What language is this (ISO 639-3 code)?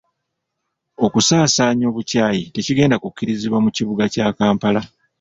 lug